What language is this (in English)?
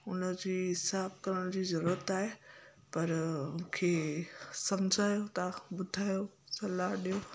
Sindhi